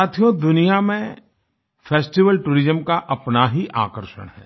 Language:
Hindi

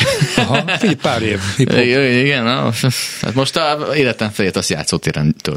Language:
Hungarian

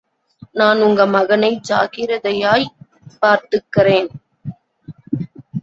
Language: Tamil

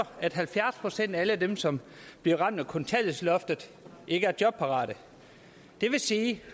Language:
Danish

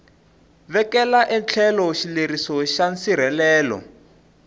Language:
Tsonga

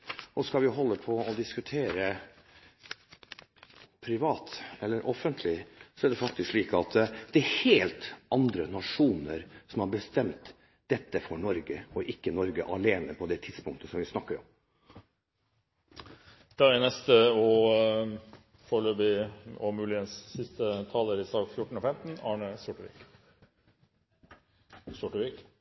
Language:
Norwegian Bokmål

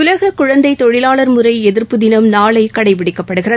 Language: Tamil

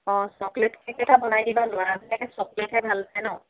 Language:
Assamese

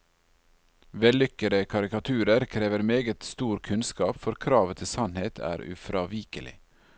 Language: Norwegian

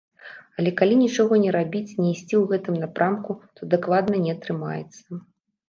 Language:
Belarusian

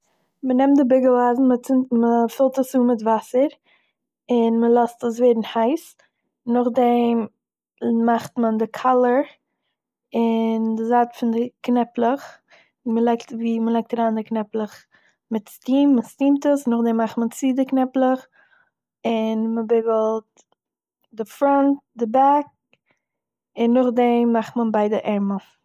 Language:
Yiddish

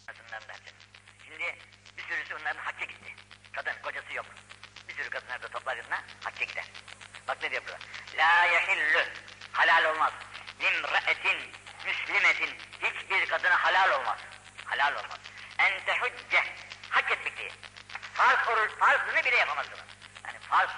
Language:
Turkish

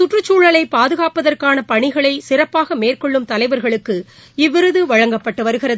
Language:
Tamil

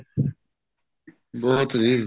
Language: Punjabi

